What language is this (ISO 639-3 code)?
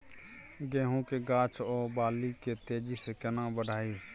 mai